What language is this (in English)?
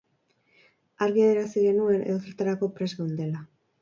Basque